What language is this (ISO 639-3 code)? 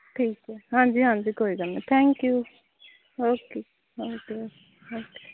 pan